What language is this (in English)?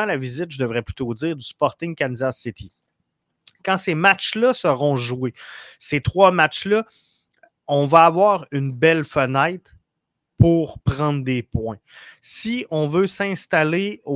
French